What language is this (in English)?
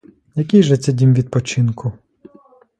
Ukrainian